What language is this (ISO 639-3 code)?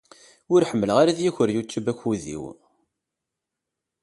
kab